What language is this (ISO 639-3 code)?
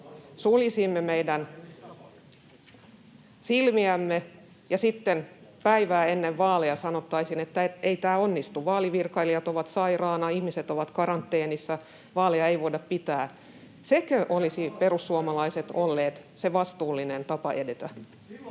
fin